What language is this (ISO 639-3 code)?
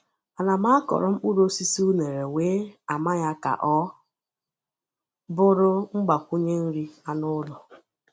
ibo